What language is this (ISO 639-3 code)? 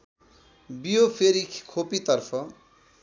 nep